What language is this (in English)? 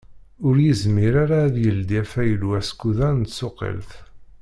Kabyle